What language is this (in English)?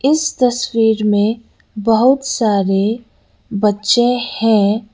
Hindi